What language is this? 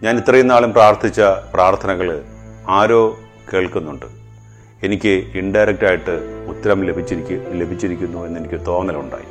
Malayalam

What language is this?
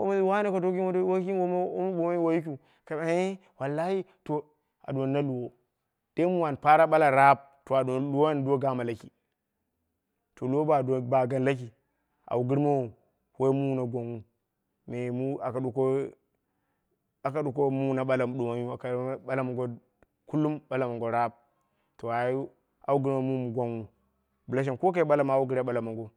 Dera (Nigeria)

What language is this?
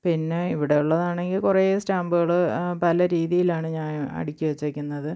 Malayalam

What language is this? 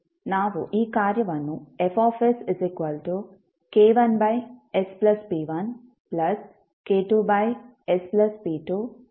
Kannada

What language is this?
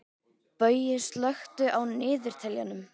Icelandic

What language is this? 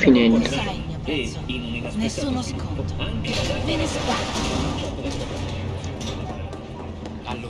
Italian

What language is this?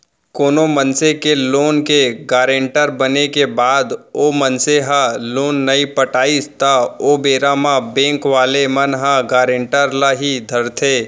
Chhattisgarhi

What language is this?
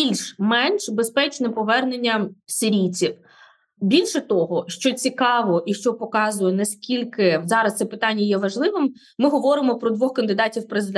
Ukrainian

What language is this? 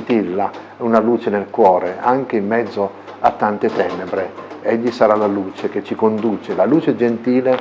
Italian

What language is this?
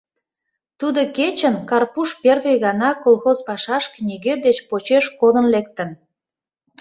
Mari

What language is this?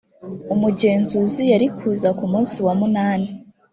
Kinyarwanda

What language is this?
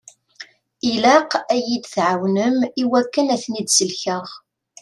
Kabyle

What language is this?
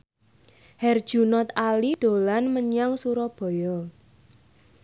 Javanese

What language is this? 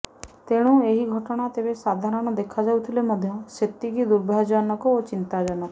Odia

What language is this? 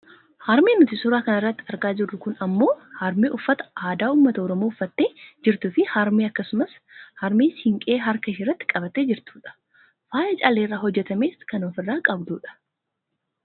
Oromo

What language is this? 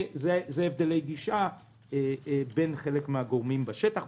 Hebrew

